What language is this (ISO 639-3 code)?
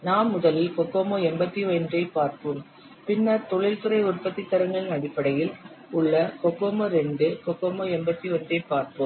tam